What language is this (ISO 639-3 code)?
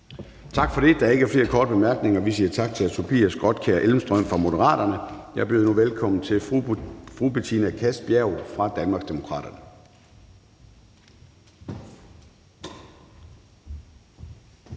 dan